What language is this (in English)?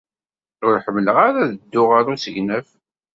Kabyle